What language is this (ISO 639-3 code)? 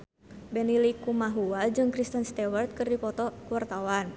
sun